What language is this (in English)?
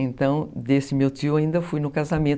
Portuguese